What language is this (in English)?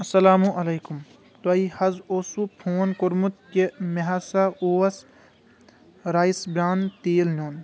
Kashmiri